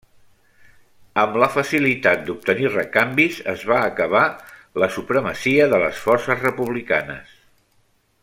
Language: Catalan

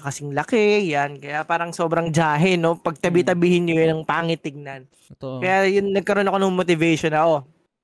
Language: Filipino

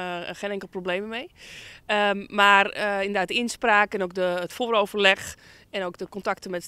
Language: Dutch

